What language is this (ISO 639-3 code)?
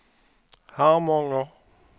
swe